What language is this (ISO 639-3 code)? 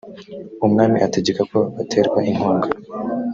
kin